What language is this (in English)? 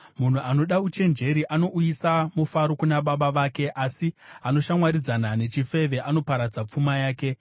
Shona